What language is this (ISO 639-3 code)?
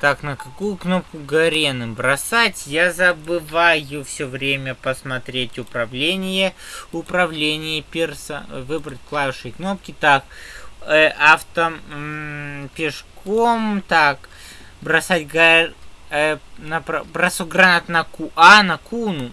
rus